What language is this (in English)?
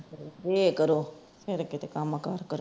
Punjabi